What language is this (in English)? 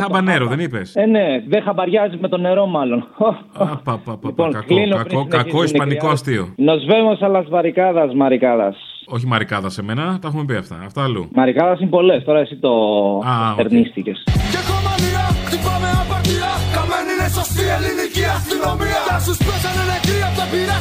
Greek